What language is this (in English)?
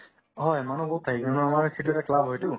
Assamese